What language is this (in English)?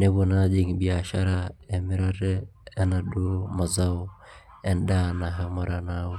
Masai